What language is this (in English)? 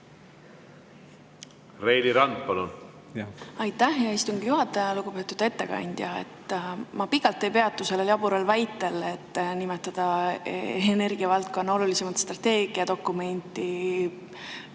Estonian